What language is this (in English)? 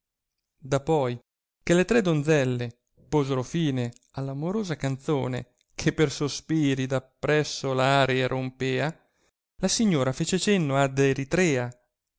Italian